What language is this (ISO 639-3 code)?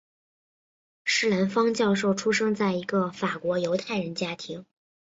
zho